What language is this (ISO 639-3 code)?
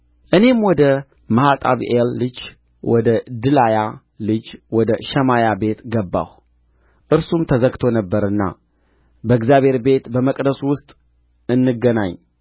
amh